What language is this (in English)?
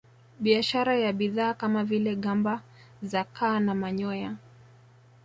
Swahili